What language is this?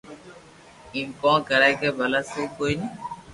Loarki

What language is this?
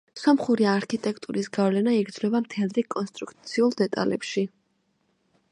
Georgian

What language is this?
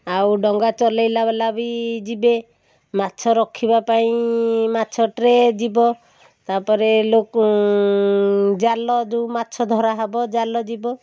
Odia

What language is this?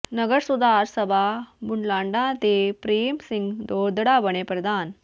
Punjabi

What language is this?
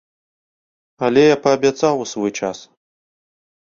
Belarusian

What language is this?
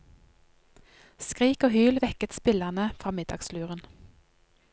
Norwegian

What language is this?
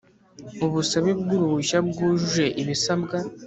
Kinyarwanda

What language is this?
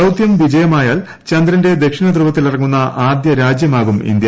Malayalam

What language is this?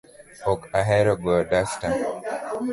Luo (Kenya and Tanzania)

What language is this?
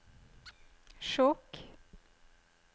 Norwegian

